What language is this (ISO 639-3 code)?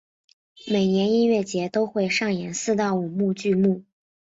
zho